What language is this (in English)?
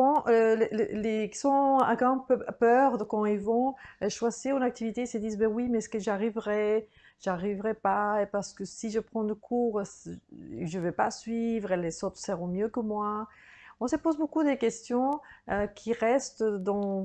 French